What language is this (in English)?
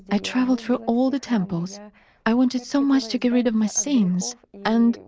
English